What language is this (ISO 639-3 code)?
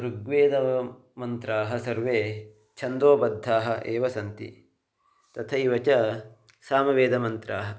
san